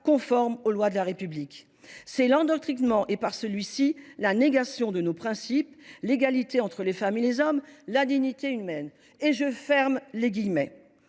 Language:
French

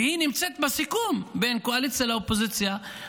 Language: Hebrew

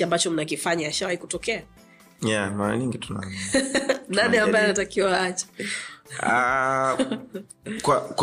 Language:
Swahili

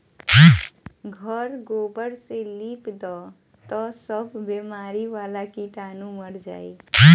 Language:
Bhojpuri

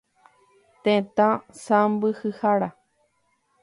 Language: Guarani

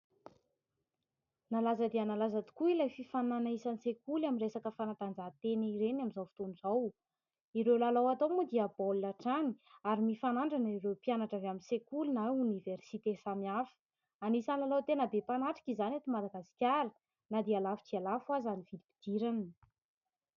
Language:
Malagasy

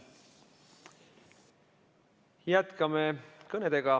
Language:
Estonian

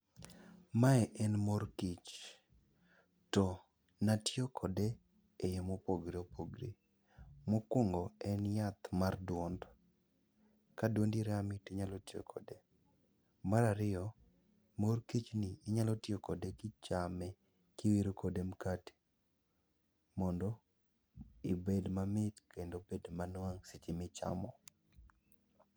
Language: Luo (Kenya and Tanzania)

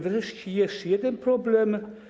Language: Polish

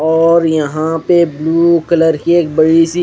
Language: Hindi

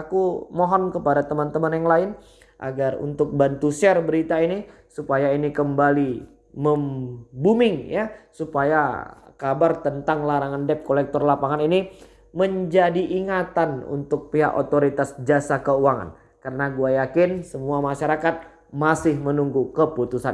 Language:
Indonesian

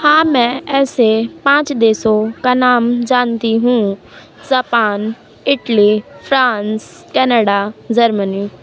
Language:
Hindi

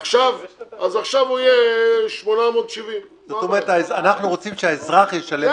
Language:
Hebrew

